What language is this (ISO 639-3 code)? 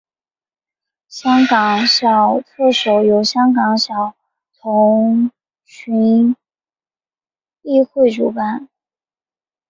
zho